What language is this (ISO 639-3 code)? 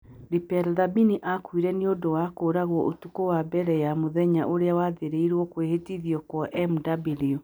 kik